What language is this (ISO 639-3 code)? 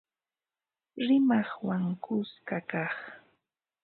qva